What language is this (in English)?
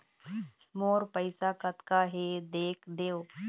Chhattisgarhi